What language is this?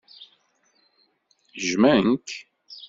Kabyle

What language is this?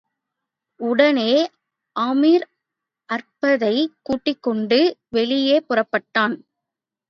Tamil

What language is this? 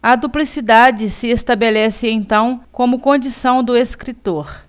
Portuguese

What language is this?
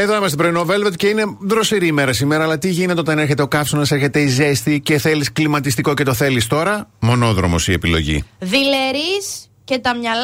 Greek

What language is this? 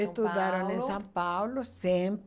Portuguese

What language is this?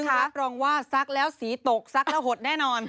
Thai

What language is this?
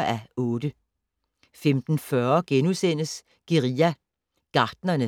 Danish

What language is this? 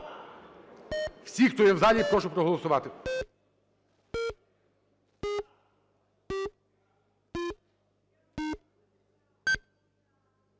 Ukrainian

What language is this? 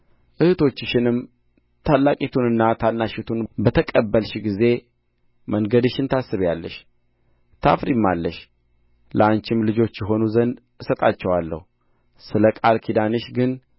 Amharic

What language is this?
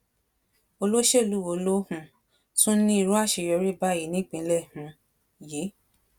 Yoruba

